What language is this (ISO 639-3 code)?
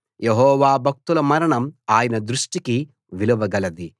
tel